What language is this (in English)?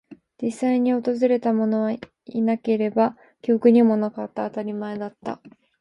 Japanese